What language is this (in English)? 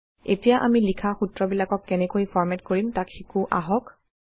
Assamese